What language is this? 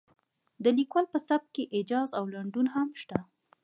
Pashto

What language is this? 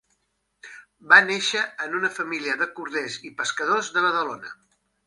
Catalan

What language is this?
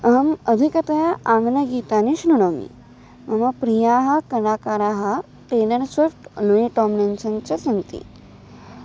Sanskrit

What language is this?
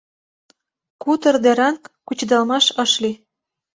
Mari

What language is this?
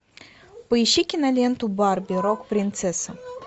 Russian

